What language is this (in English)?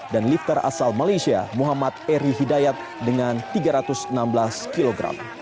Indonesian